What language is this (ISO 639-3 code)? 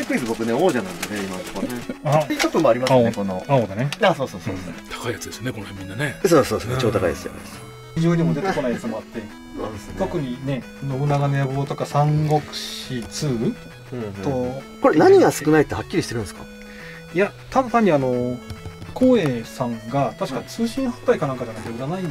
jpn